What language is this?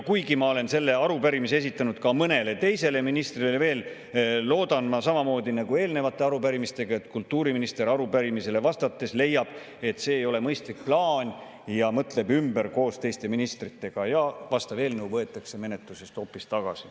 Estonian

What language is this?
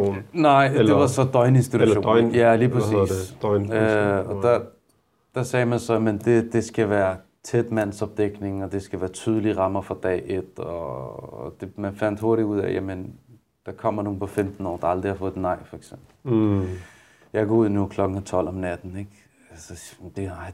Danish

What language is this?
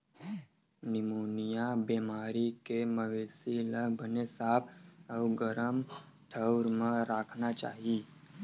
Chhattisgarhi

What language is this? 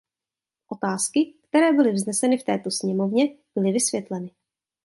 Czech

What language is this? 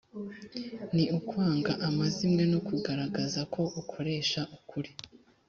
Kinyarwanda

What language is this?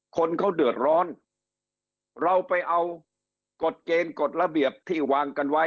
Thai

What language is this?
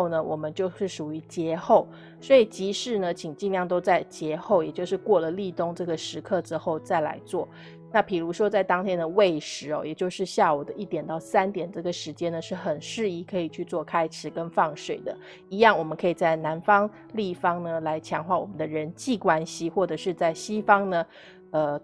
Chinese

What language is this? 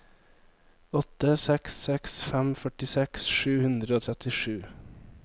Norwegian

